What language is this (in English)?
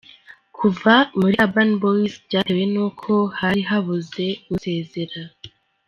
Kinyarwanda